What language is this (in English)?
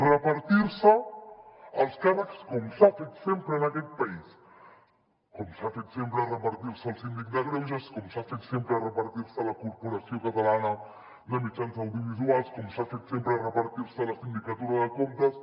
Catalan